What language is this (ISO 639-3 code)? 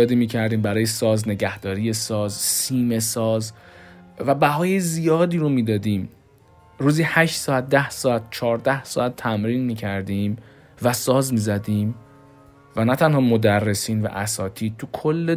fas